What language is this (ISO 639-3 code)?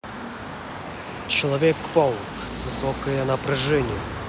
rus